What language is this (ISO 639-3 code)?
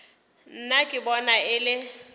nso